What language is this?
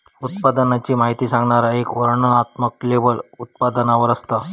Marathi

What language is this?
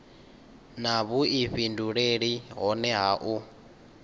Venda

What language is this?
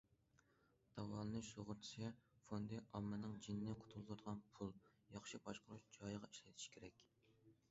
Uyghur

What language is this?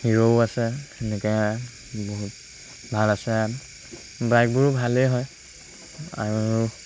Assamese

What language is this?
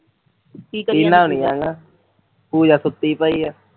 Punjabi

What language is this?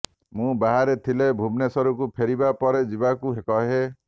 Odia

